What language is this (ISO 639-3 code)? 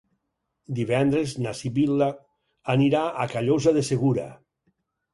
cat